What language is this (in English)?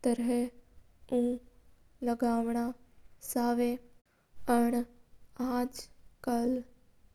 Mewari